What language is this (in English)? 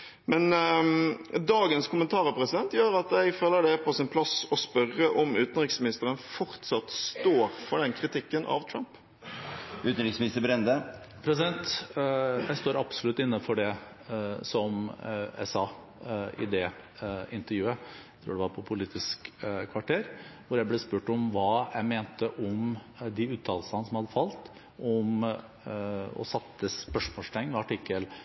Norwegian Bokmål